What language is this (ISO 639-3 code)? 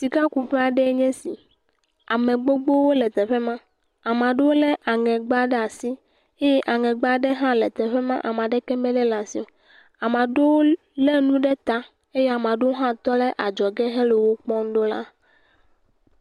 ewe